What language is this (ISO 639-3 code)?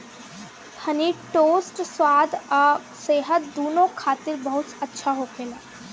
bho